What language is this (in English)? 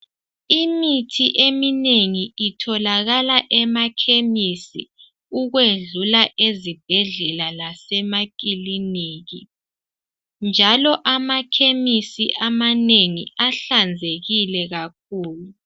North Ndebele